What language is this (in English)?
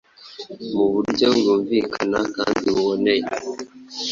Kinyarwanda